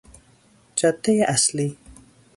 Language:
Persian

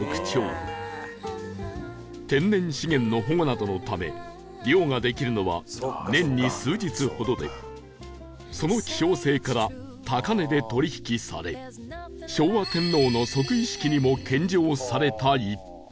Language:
Japanese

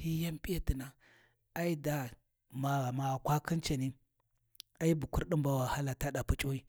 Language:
Warji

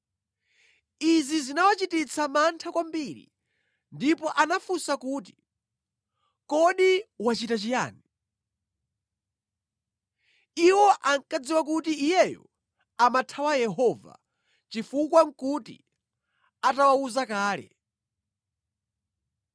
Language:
Nyanja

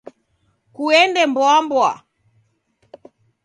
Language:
Taita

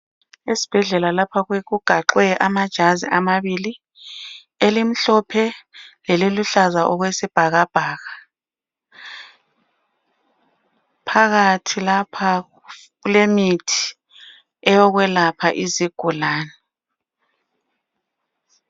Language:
North Ndebele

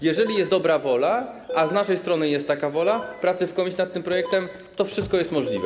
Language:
Polish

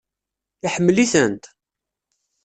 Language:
Kabyle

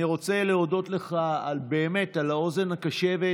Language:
Hebrew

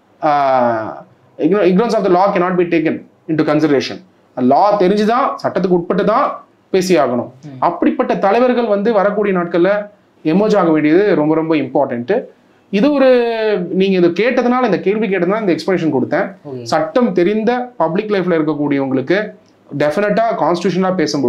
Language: Tamil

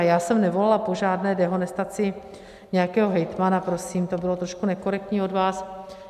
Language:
Czech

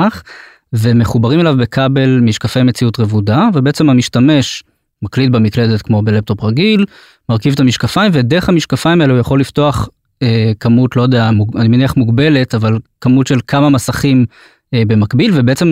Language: Hebrew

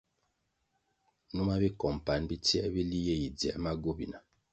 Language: Kwasio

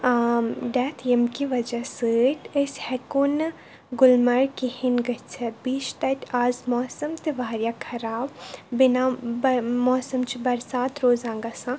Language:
Kashmiri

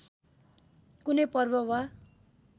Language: Nepali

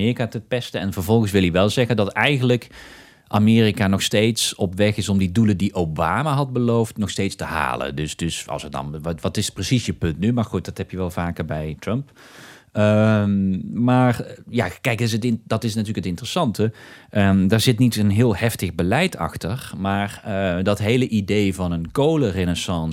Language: Dutch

